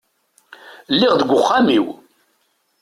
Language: Kabyle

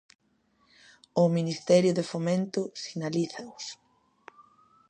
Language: Galician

